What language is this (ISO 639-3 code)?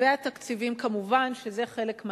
heb